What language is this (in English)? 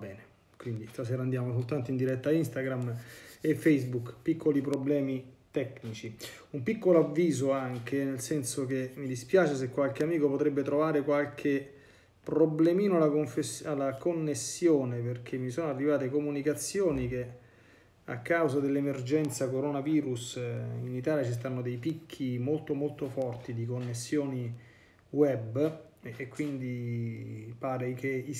Italian